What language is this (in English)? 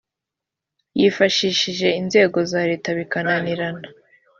Kinyarwanda